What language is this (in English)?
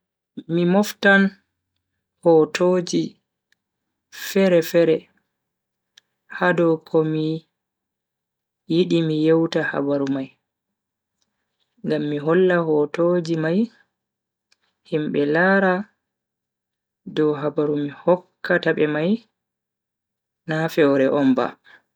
Bagirmi Fulfulde